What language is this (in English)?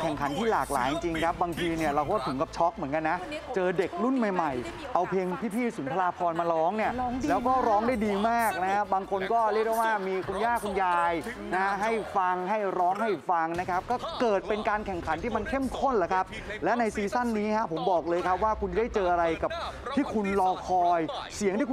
Thai